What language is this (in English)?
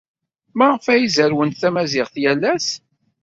Kabyle